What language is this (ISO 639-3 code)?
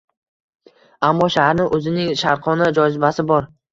uzb